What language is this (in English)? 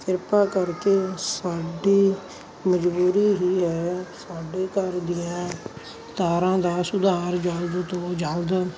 Punjabi